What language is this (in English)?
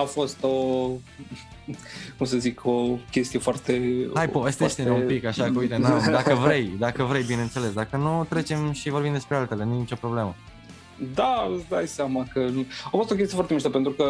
Romanian